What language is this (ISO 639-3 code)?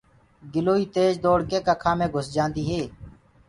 ggg